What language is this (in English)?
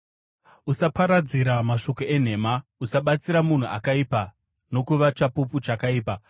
Shona